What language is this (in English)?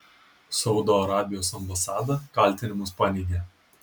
Lithuanian